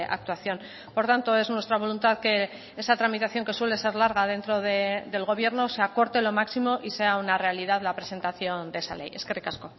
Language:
Spanish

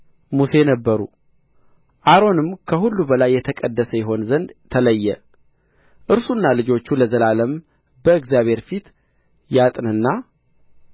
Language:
Amharic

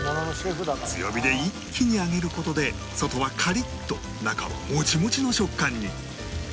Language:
Japanese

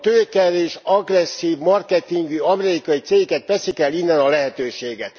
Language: Hungarian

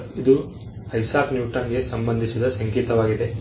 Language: Kannada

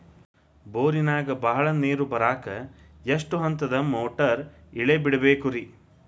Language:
Kannada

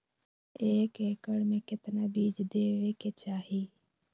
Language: Magahi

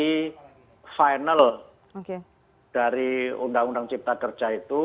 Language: Indonesian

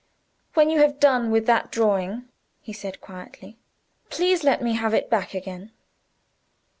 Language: English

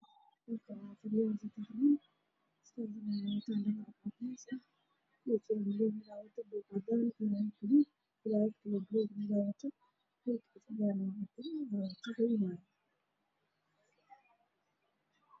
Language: Somali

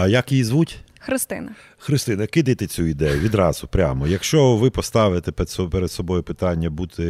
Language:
Ukrainian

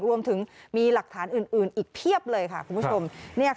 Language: Thai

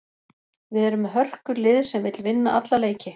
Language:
Icelandic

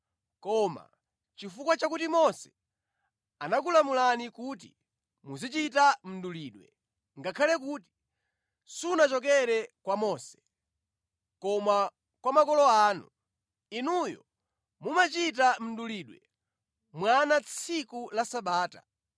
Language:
Nyanja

